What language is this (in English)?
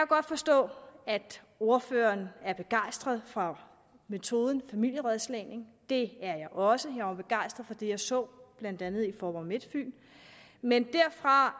Danish